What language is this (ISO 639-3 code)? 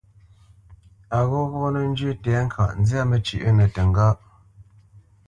bce